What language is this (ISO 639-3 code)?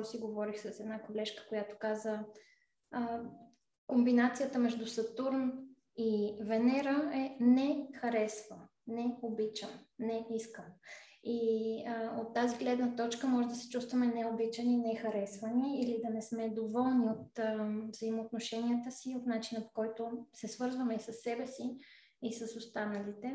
bul